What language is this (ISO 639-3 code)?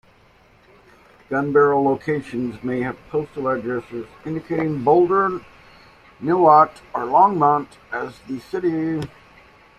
eng